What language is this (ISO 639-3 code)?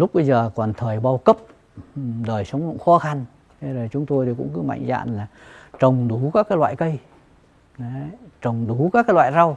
vie